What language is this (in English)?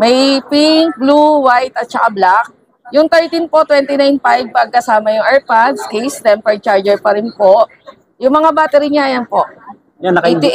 Filipino